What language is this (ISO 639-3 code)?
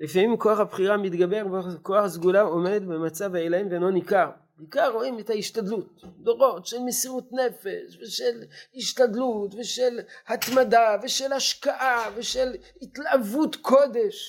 heb